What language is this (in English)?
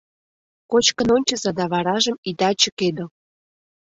Mari